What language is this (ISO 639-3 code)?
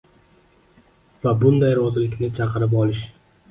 uzb